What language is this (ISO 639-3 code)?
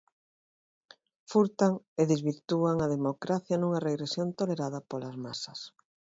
glg